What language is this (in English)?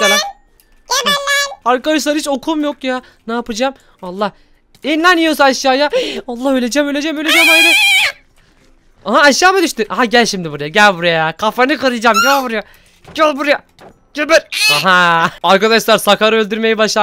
Turkish